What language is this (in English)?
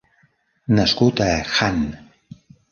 Catalan